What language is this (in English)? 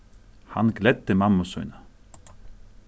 Faroese